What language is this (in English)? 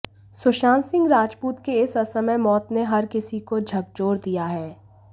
Hindi